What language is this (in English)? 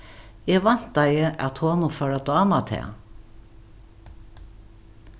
Faroese